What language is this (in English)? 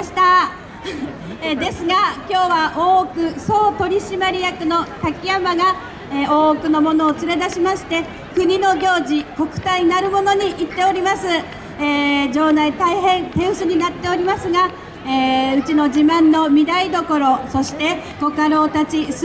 Japanese